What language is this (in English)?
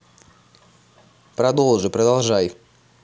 Russian